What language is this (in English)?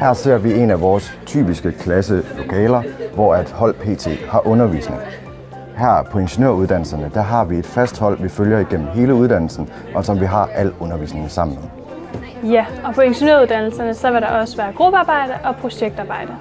Danish